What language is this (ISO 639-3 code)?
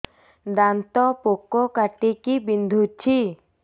ori